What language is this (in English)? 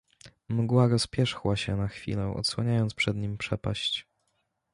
Polish